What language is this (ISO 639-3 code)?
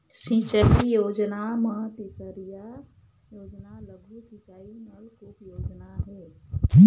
hne